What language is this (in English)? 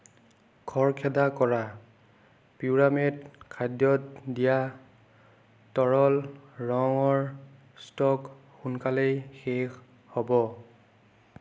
Assamese